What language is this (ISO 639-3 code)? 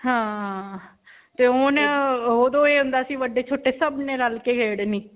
pan